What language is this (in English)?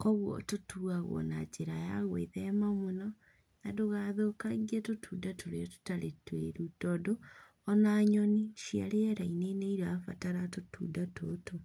Kikuyu